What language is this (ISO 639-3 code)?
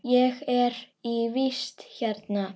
isl